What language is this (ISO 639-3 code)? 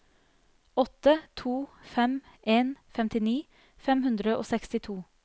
nor